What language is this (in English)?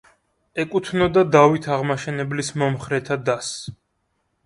Georgian